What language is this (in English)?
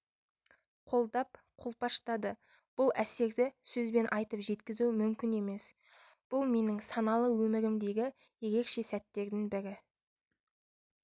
Kazakh